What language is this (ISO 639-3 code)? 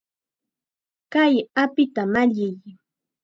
qxa